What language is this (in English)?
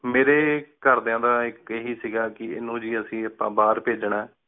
Punjabi